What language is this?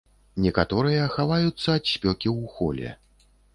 Belarusian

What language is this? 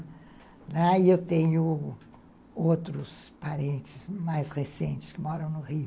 Portuguese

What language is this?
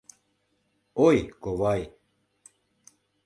Mari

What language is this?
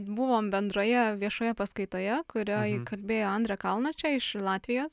Lithuanian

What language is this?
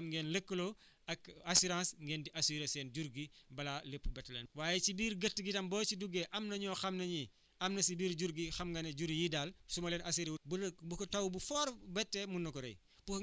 Wolof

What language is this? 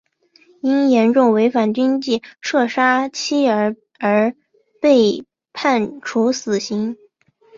Chinese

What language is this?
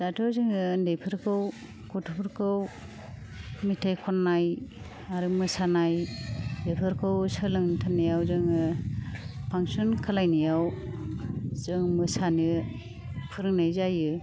Bodo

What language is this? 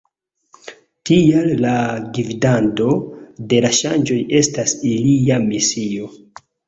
Esperanto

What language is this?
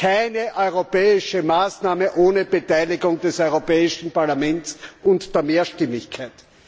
German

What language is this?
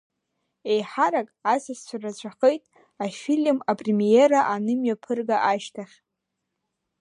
Abkhazian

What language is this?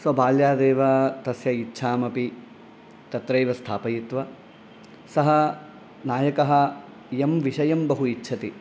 Sanskrit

